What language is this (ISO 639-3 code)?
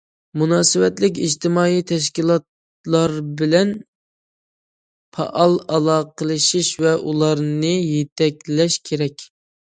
uig